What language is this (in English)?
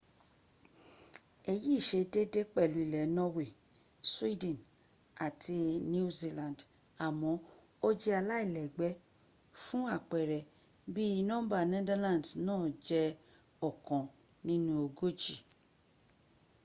Yoruba